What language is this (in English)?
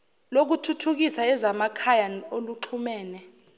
Zulu